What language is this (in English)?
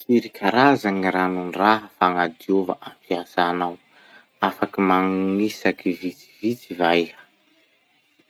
Masikoro Malagasy